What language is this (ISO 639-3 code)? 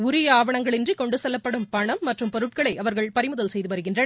tam